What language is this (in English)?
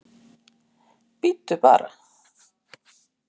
Icelandic